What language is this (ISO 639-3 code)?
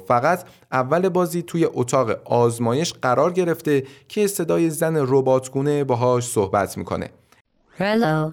fas